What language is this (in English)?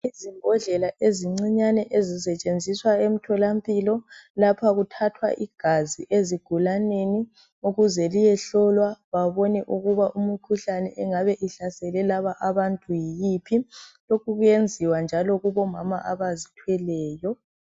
North Ndebele